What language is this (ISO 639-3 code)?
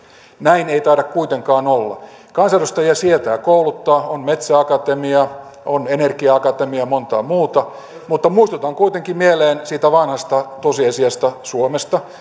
fin